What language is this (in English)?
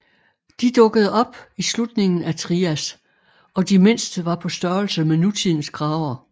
Danish